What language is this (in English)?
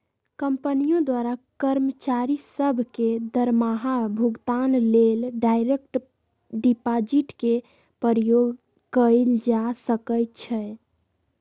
Magahi